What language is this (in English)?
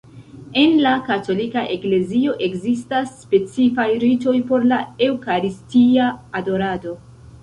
Esperanto